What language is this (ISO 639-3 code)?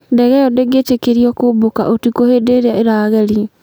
kik